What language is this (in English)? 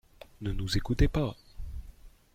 French